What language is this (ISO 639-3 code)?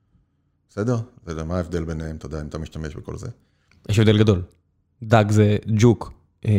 heb